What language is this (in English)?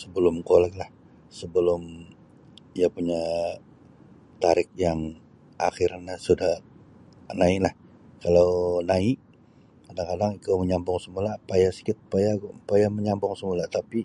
Sabah Bisaya